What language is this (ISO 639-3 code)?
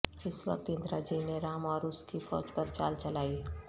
urd